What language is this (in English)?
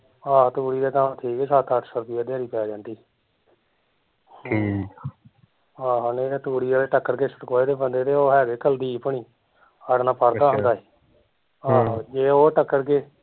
Punjabi